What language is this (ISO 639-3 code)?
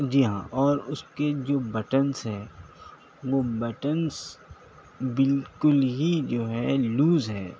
urd